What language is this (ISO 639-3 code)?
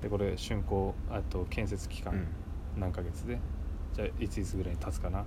jpn